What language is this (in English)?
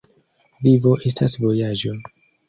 Esperanto